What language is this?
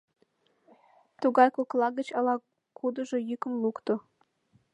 Mari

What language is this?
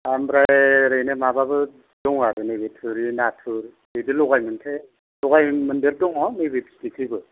Bodo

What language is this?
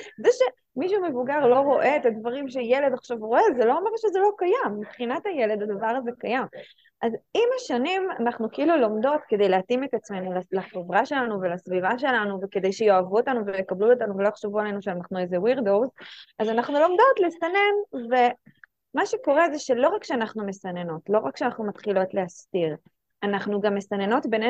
Hebrew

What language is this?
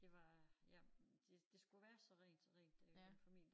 Danish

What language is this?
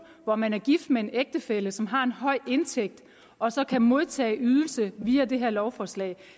Danish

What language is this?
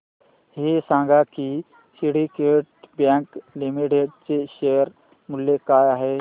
Marathi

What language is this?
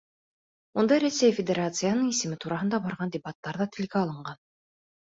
Bashkir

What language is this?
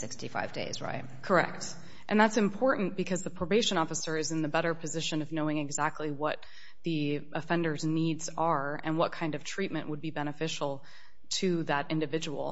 English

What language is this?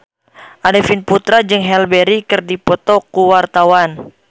Sundanese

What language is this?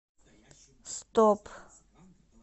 Russian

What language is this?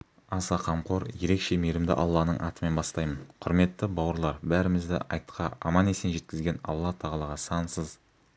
Kazakh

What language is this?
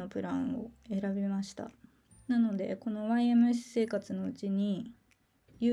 Japanese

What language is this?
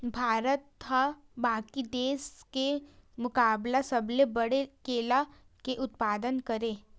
Chhattisgarhi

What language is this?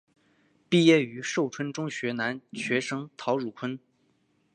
Chinese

